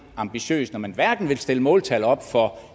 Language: Danish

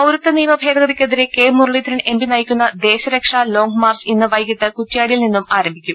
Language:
Malayalam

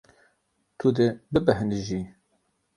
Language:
Kurdish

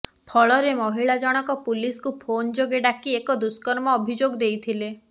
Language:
Odia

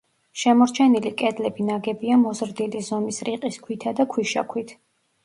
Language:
Georgian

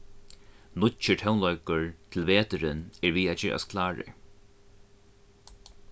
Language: Faroese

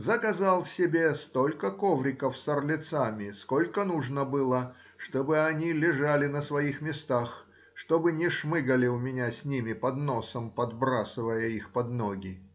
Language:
Russian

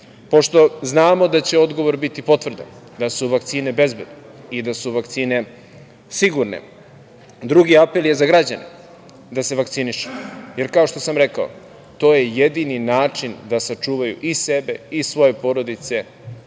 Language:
Serbian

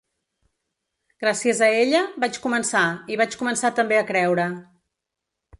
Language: Catalan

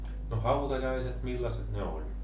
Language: Finnish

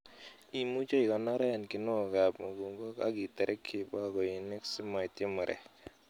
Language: Kalenjin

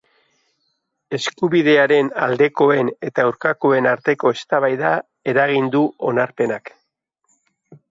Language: Basque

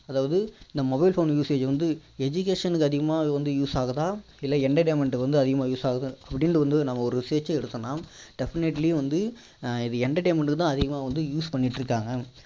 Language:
Tamil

